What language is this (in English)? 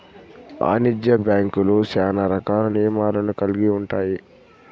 Telugu